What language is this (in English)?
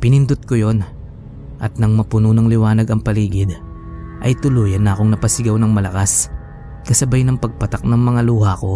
Filipino